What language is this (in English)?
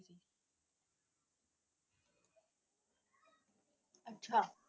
Punjabi